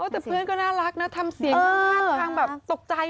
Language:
Thai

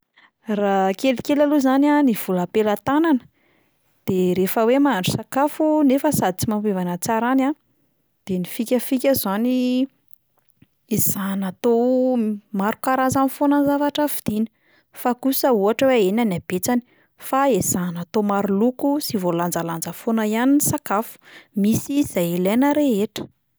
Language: Malagasy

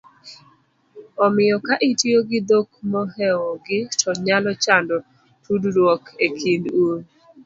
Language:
Luo (Kenya and Tanzania)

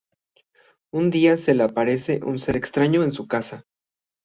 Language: Spanish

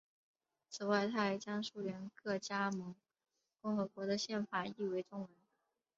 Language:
Chinese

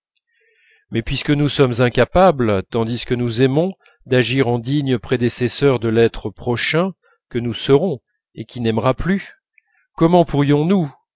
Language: French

